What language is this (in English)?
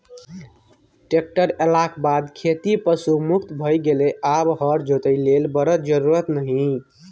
Maithili